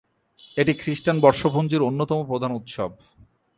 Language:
Bangla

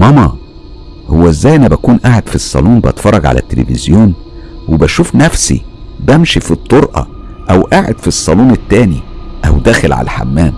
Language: Arabic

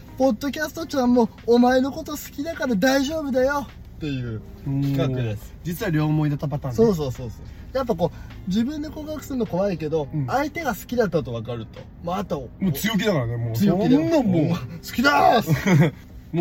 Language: Japanese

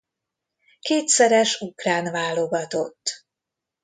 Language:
Hungarian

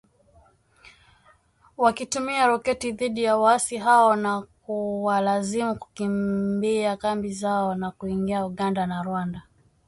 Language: Swahili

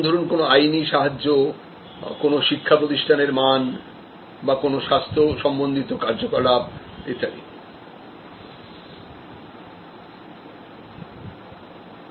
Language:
Bangla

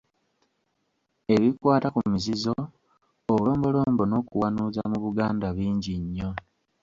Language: Ganda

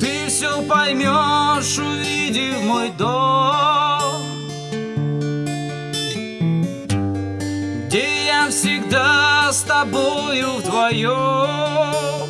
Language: Russian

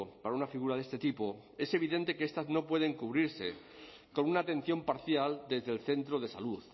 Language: Spanish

